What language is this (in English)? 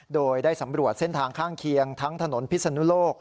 Thai